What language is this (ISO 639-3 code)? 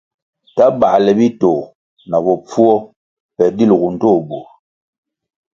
nmg